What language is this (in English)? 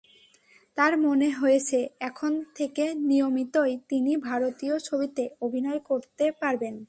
Bangla